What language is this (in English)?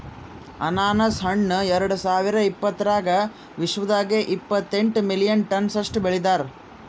Kannada